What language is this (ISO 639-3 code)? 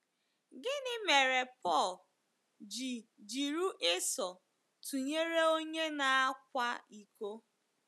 ibo